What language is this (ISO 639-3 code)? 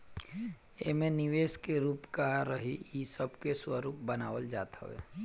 bho